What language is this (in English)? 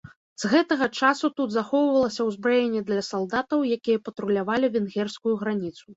Belarusian